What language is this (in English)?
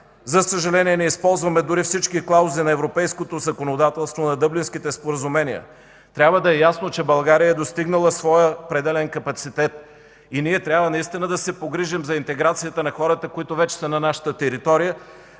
Bulgarian